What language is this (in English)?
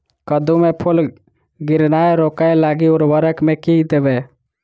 Maithili